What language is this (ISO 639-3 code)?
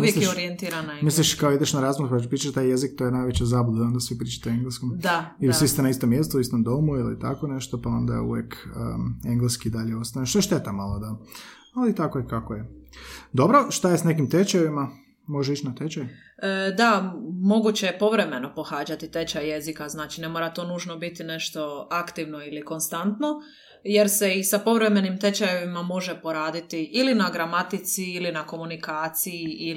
hrv